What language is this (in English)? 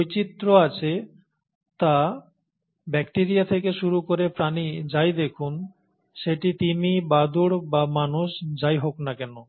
Bangla